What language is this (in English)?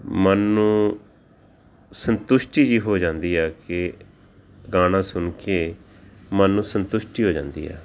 Punjabi